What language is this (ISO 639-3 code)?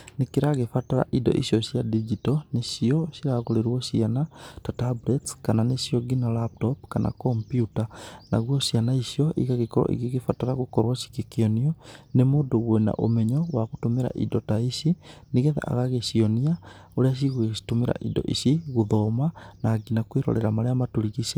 kik